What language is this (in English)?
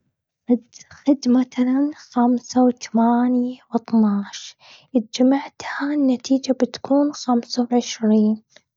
Gulf Arabic